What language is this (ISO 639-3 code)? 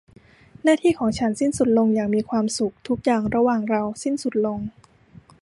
tha